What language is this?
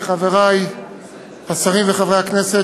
Hebrew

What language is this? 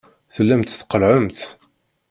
Kabyle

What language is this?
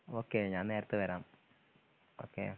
Malayalam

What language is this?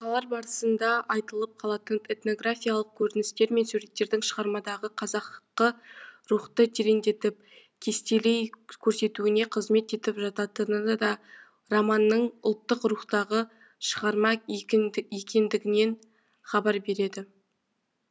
Kazakh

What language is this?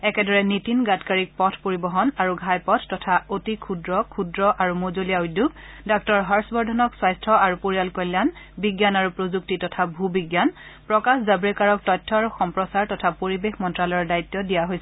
Assamese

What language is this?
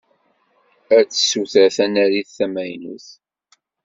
Kabyle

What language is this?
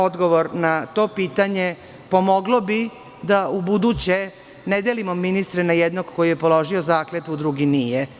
Serbian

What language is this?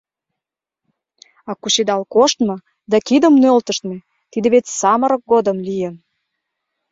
Mari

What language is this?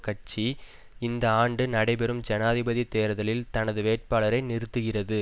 Tamil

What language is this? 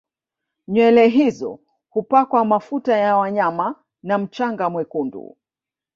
Swahili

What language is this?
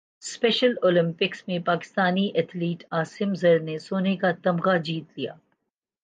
Urdu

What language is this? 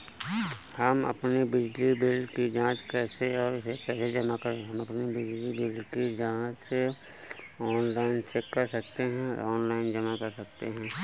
Hindi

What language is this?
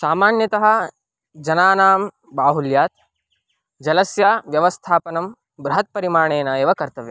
Sanskrit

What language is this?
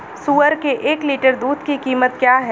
Hindi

